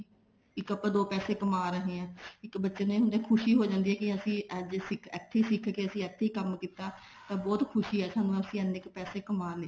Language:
Punjabi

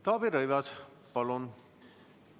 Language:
Estonian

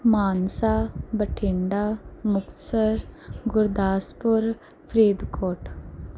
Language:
Punjabi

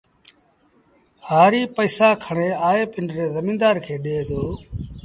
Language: Sindhi Bhil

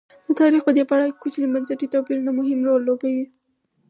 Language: Pashto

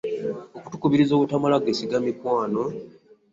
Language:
Ganda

